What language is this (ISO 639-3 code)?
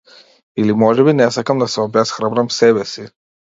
mkd